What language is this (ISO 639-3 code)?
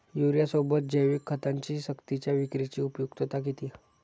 mar